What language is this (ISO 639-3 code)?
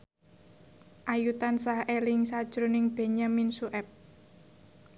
jav